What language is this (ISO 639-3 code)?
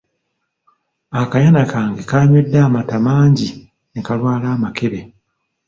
lug